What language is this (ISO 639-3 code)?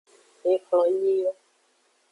ajg